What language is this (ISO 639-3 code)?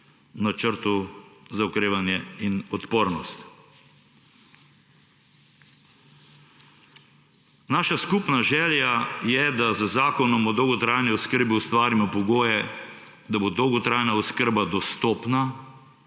slv